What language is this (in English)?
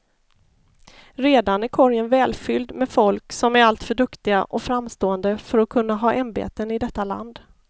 Swedish